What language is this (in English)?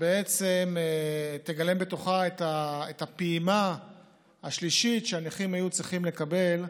Hebrew